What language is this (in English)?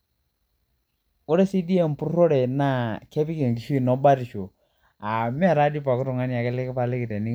Masai